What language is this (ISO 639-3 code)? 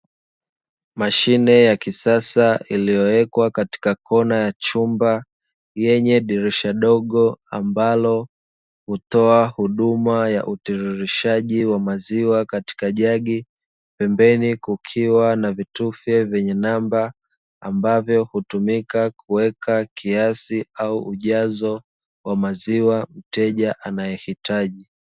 swa